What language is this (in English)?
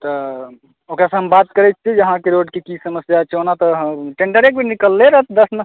Maithili